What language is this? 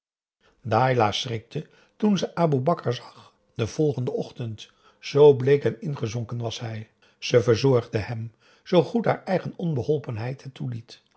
Dutch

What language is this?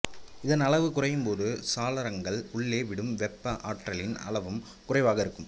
Tamil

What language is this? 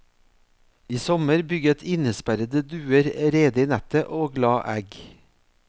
Norwegian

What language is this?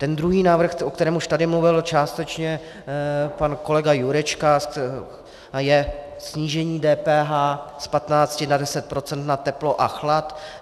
Czech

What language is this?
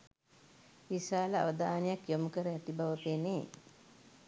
Sinhala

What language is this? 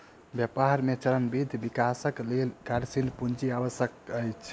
Maithili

